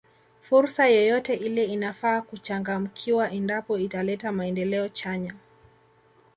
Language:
Swahili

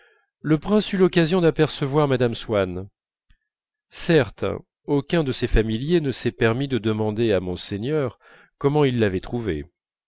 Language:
French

